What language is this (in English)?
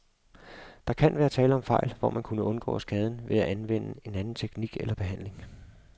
Danish